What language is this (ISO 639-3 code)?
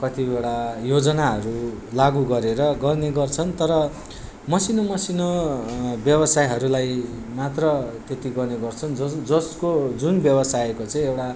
nep